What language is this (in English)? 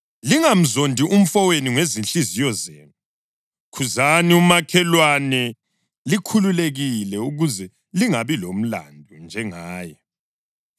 North Ndebele